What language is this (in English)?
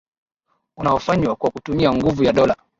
Swahili